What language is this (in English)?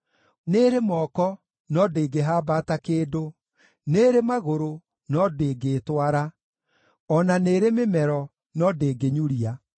Kikuyu